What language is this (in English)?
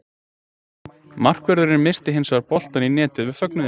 Icelandic